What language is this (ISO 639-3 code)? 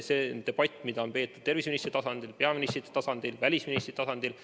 est